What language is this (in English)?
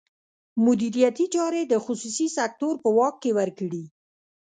Pashto